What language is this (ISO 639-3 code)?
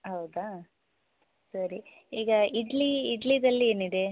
kan